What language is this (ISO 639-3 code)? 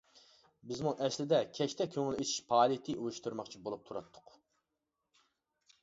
uig